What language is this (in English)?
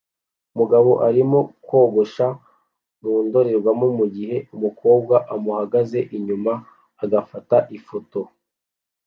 Kinyarwanda